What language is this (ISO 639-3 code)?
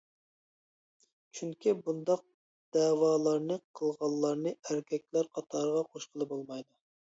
uig